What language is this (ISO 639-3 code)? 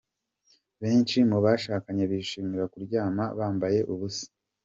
kin